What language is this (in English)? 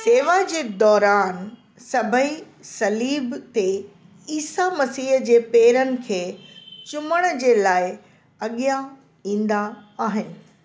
Sindhi